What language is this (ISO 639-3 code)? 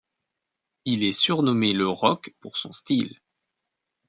fra